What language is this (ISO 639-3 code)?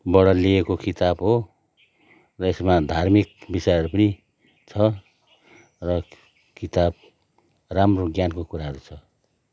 nep